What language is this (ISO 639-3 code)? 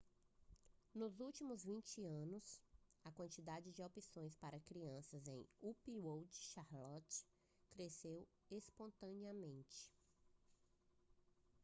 por